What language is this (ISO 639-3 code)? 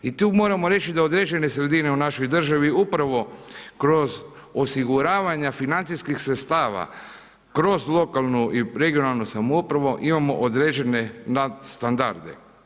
hrv